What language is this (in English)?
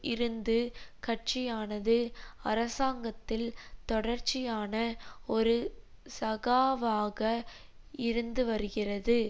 Tamil